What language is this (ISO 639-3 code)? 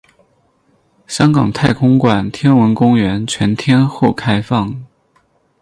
zho